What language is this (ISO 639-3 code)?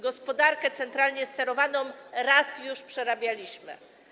pol